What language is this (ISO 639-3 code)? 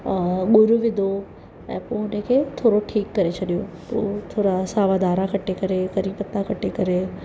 snd